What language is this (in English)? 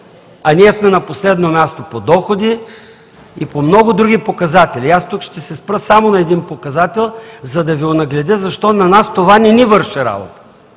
Bulgarian